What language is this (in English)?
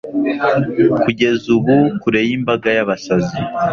Kinyarwanda